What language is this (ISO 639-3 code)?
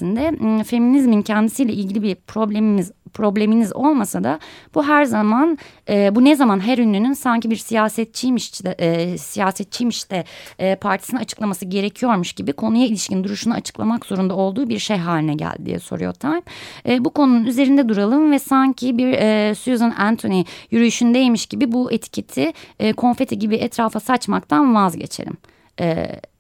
tur